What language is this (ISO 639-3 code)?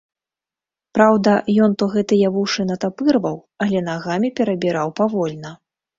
bel